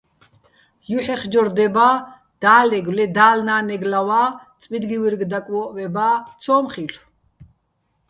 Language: Bats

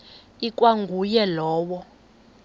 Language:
Xhosa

